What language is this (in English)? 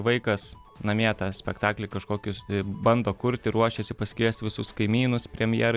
Lithuanian